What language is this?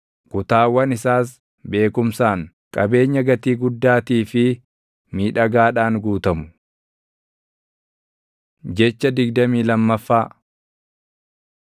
Oromo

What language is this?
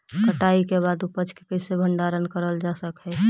Magahi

